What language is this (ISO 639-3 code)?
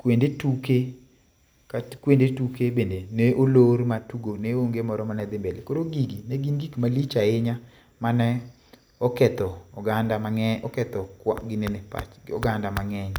luo